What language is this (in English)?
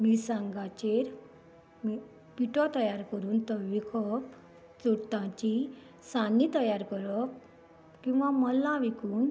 Konkani